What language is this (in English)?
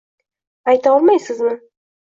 Uzbek